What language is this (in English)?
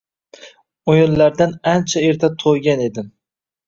Uzbek